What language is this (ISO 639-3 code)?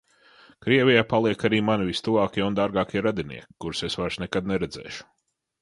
lav